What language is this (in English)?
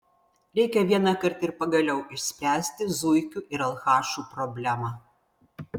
Lithuanian